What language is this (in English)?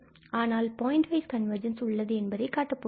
Tamil